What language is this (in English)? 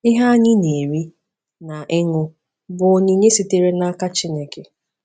Igbo